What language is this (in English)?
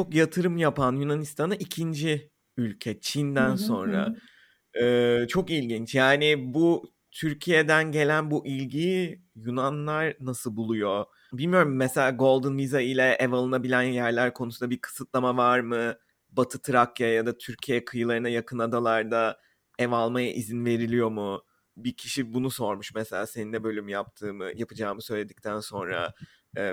Turkish